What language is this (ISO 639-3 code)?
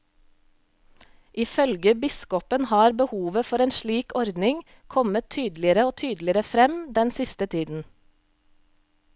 nor